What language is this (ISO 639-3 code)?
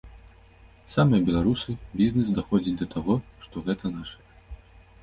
bel